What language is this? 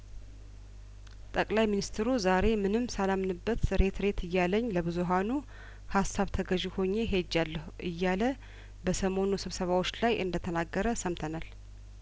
Amharic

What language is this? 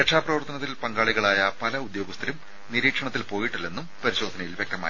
Malayalam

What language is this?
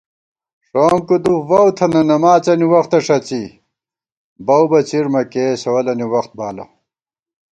Gawar-Bati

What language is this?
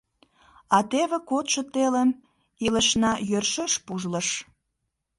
Mari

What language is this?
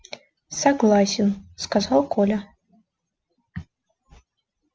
Russian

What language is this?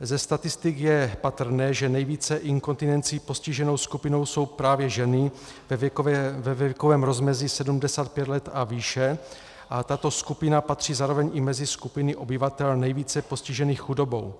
Czech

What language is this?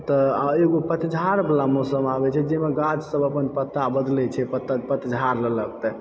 Maithili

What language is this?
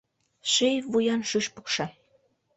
Mari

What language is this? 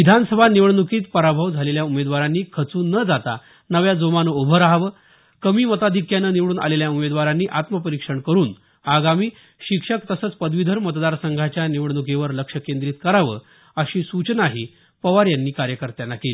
Marathi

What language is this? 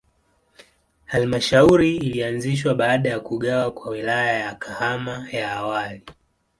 Swahili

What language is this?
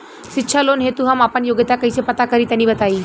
Bhojpuri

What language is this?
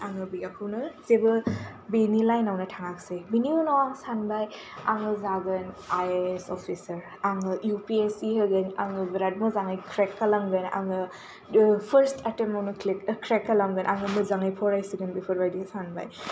Bodo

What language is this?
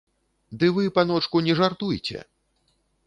Belarusian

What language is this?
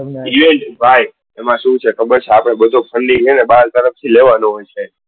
Gujarati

